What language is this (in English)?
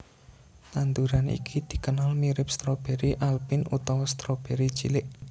Javanese